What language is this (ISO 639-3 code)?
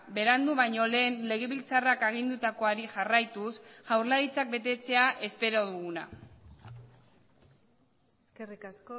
eus